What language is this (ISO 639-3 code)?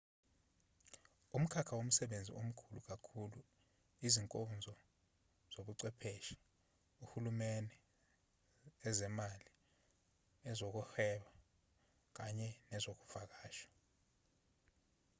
zul